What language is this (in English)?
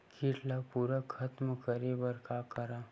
Chhattisgarhi